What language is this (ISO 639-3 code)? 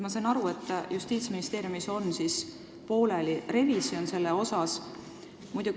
est